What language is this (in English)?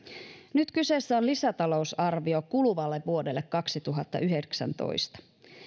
Finnish